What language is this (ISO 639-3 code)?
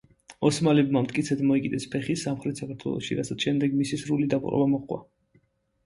kat